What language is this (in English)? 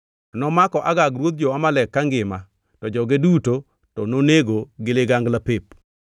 Luo (Kenya and Tanzania)